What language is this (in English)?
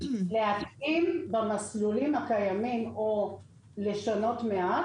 Hebrew